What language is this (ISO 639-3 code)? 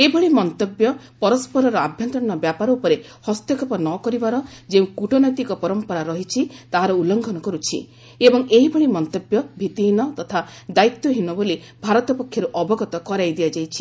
ori